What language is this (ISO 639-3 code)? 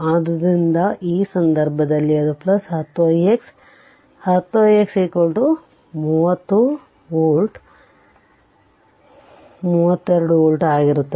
kan